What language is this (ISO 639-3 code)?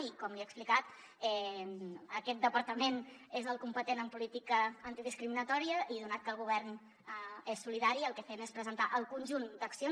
cat